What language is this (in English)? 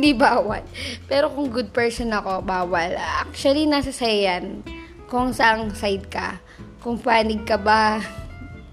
Filipino